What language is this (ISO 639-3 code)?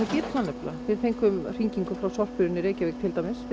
isl